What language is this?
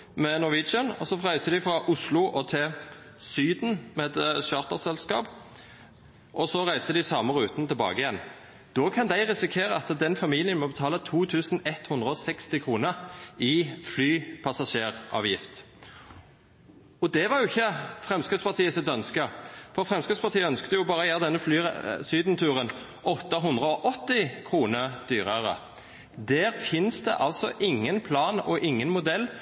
Norwegian Nynorsk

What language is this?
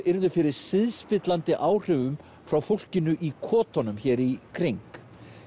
Icelandic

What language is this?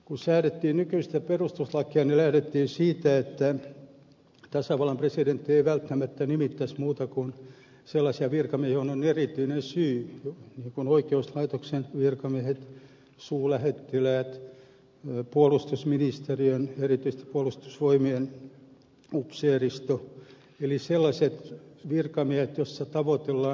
Finnish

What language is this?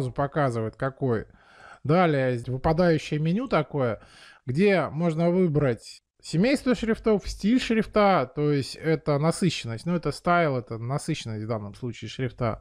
Russian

